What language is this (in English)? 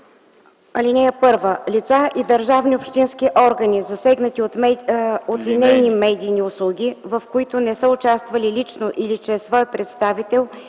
Bulgarian